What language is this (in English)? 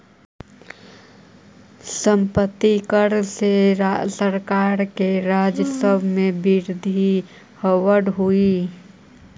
Magahi